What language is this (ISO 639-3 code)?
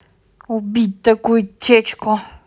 rus